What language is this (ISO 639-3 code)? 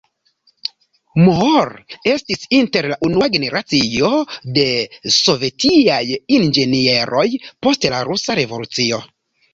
epo